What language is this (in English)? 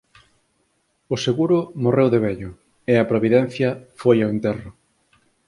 Galician